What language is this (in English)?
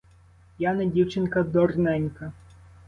Ukrainian